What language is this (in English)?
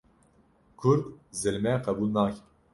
Kurdish